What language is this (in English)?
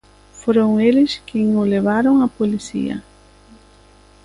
Galician